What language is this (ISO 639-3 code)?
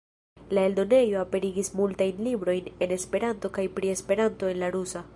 epo